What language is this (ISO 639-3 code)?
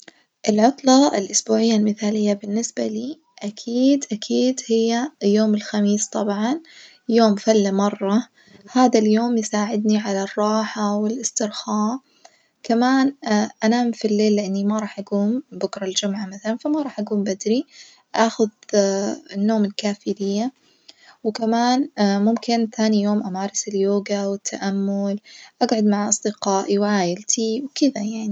ars